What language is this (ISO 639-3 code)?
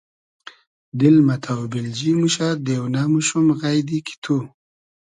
haz